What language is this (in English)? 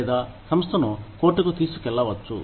Telugu